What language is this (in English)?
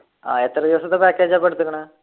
Malayalam